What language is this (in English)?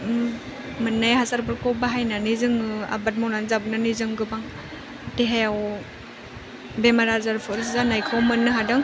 Bodo